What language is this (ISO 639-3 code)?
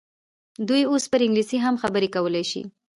pus